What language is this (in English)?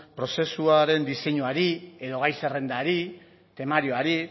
Basque